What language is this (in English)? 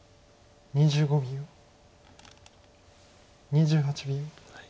Japanese